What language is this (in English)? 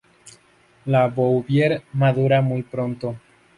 Spanish